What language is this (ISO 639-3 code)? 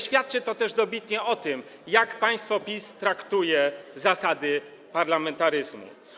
pol